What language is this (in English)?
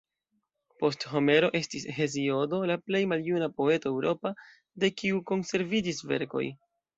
Esperanto